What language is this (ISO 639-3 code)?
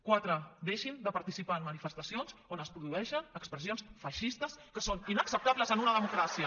cat